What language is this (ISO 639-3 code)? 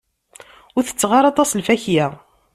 kab